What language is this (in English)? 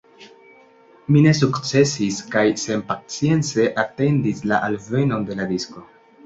Esperanto